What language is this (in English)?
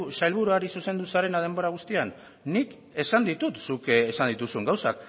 Basque